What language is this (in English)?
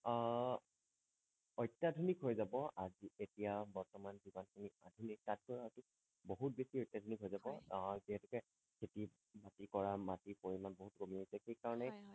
Assamese